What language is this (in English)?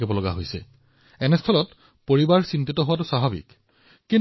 Assamese